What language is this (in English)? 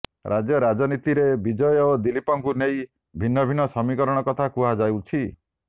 Odia